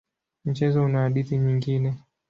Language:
Swahili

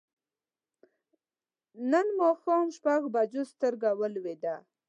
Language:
Pashto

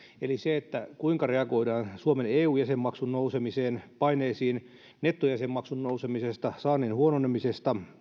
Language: Finnish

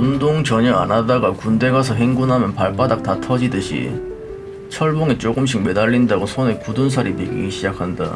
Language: Korean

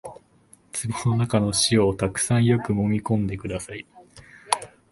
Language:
Japanese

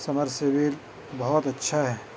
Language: Urdu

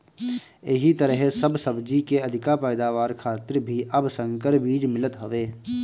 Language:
Bhojpuri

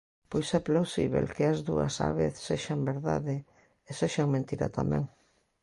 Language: Galician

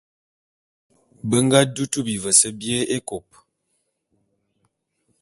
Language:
Bulu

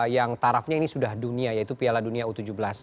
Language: Indonesian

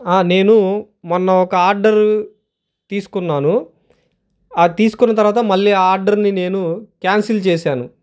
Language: Telugu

